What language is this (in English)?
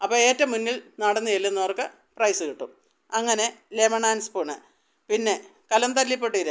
Malayalam